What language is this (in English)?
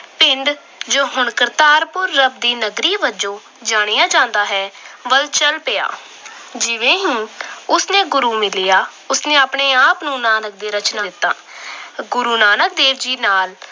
Punjabi